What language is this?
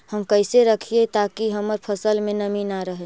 Magahi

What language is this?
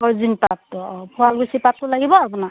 Assamese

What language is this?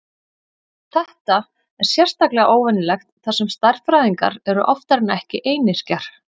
Icelandic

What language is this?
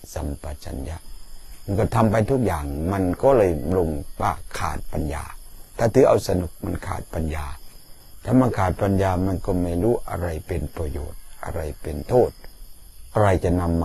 Thai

